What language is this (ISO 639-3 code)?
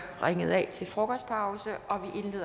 dan